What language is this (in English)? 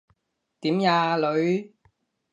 Cantonese